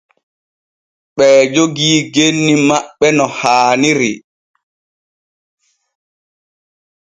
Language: Borgu Fulfulde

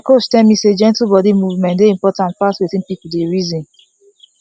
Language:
Nigerian Pidgin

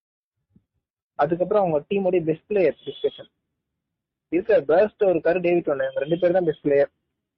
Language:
Tamil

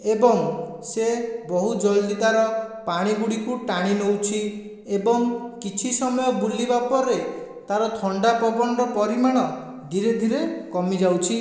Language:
Odia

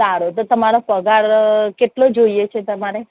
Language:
Gujarati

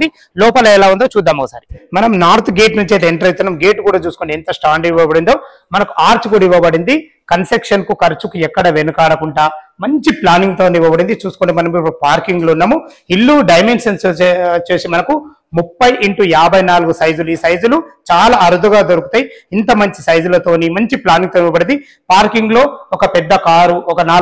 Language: Telugu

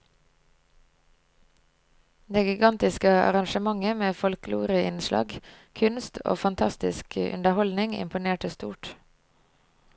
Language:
Norwegian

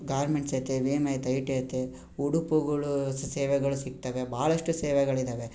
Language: Kannada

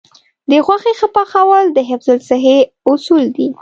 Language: Pashto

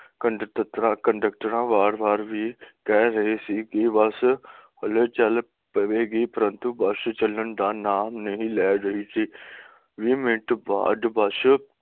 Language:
Punjabi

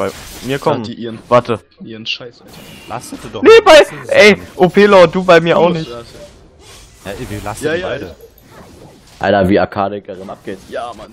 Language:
German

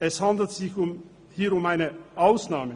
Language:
Swiss German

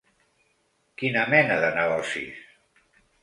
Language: Catalan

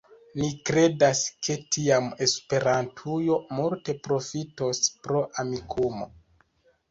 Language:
Esperanto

